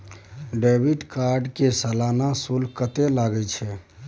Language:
Maithili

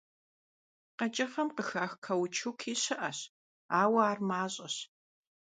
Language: Kabardian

